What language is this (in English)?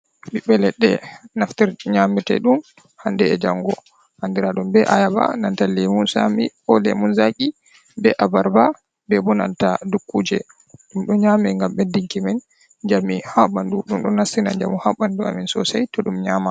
Fula